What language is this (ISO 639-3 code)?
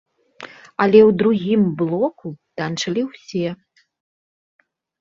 bel